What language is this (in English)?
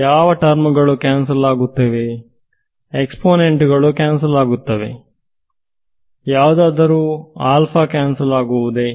Kannada